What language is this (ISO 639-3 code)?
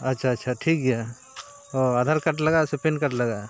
sat